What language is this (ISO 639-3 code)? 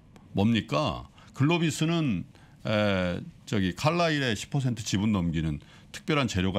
kor